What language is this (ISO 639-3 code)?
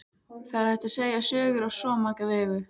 isl